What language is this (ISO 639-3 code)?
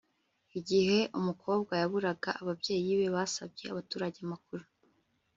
kin